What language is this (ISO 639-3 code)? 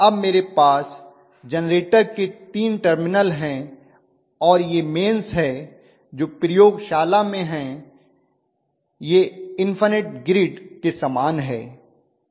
hin